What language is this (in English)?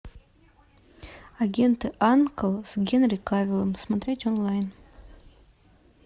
Russian